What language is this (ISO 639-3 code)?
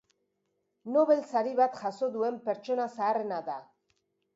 eus